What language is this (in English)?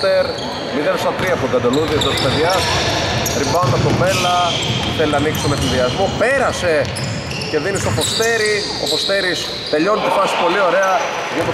Greek